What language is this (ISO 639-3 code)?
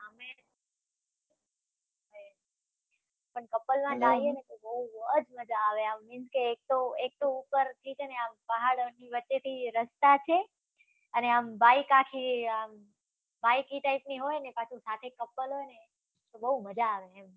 guj